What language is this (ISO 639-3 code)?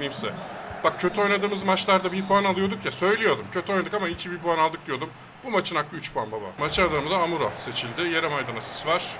tur